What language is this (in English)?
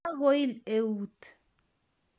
Kalenjin